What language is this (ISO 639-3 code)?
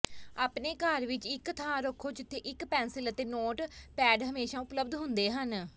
pan